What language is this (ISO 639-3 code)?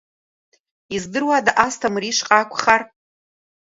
abk